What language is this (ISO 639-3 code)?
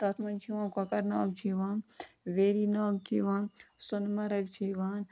kas